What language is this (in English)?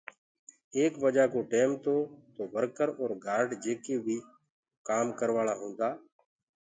Gurgula